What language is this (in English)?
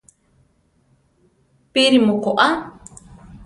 Central Tarahumara